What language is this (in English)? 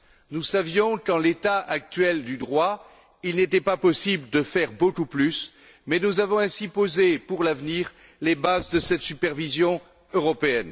French